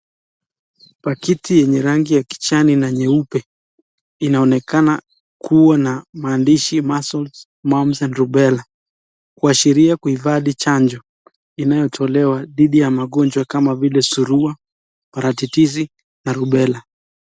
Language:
Swahili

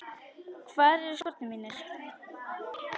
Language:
Icelandic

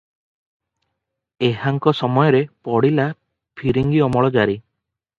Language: Odia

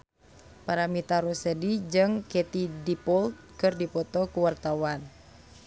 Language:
Sundanese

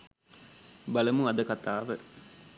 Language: Sinhala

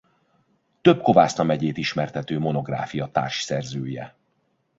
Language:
Hungarian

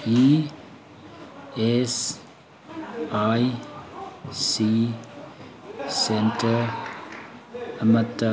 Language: Manipuri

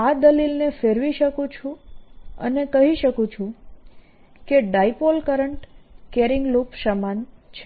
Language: Gujarati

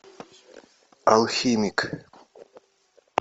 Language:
Russian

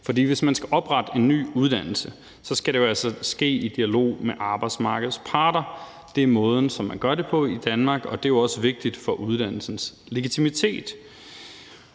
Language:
Danish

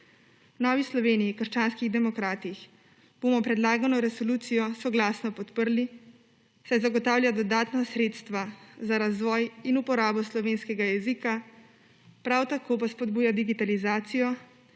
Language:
Slovenian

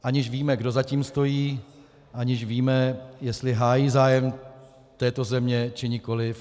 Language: Czech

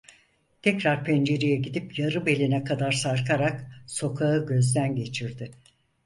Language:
Turkish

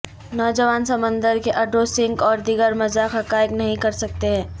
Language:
Urdu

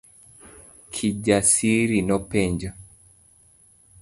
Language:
Luo (Kenya and Tanzania)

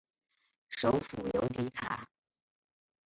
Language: Chinese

